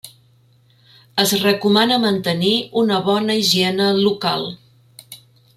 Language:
Catalan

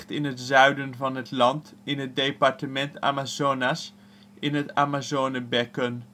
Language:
Dutch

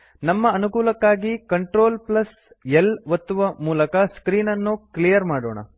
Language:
Kannada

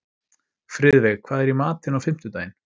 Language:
Icelandic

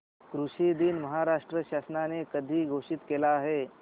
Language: Marathi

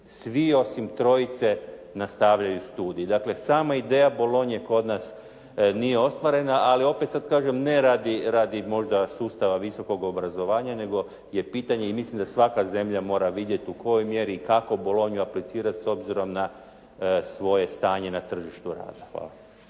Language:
Croatian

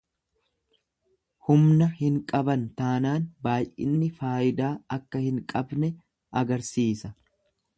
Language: Oromo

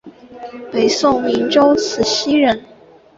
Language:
Chinese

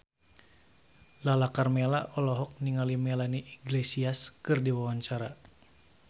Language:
Sundanese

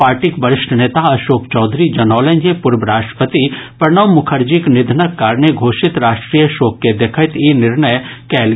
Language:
Maithili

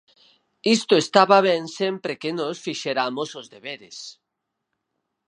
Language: Galician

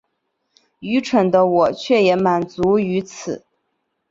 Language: Chinese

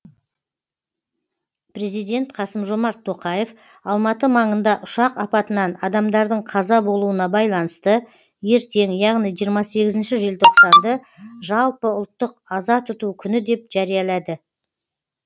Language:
Kazakh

